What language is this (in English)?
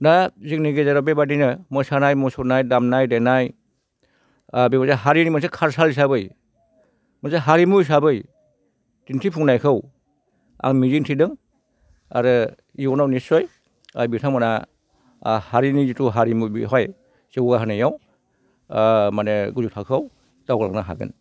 Bodo